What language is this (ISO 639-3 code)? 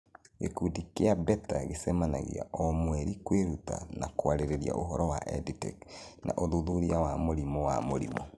kik